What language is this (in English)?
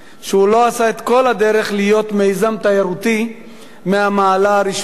Hebrew